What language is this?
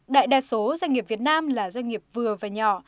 Vietnamese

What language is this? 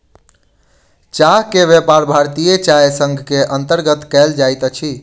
Maithili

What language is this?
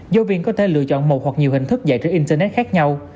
Vietnamese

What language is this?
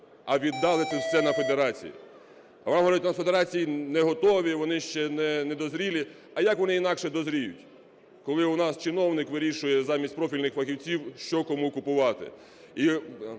Ukrainian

